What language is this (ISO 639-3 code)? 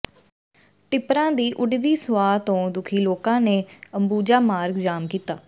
pan